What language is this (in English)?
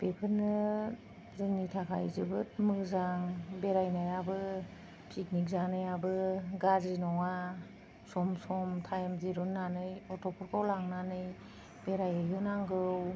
Bodo